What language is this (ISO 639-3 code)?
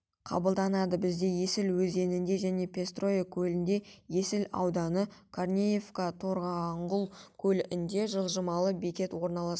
kaz